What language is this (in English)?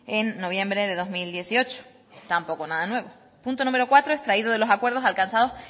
Spanish